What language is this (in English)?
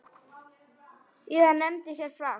Icelandic